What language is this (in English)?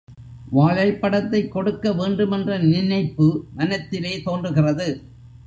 Tamil